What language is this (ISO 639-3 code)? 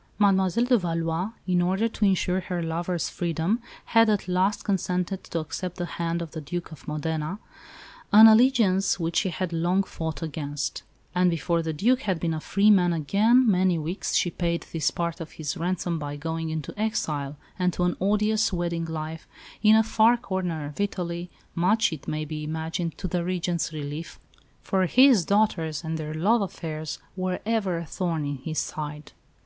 eng